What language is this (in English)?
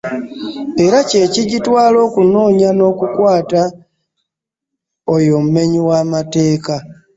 Ganda